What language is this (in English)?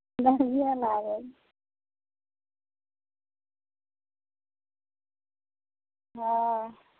Maithili